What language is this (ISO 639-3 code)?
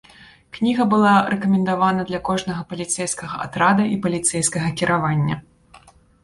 bel